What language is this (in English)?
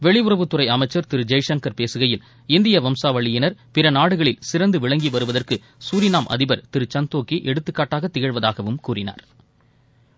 Tamil